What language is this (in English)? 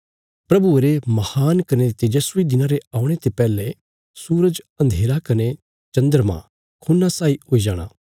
Bilaspuri